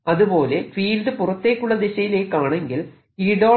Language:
Malayalam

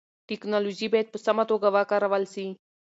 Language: Pashto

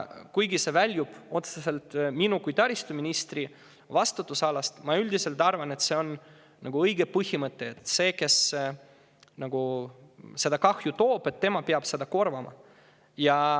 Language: Estonian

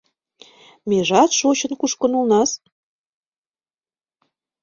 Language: Mari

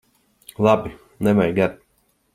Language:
Latvian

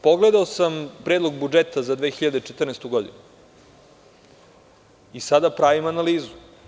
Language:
Serbian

